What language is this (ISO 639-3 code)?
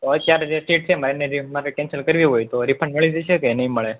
guj